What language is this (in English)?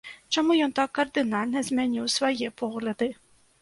Belarusian